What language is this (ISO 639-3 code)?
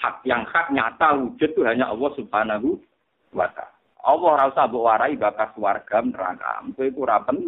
msa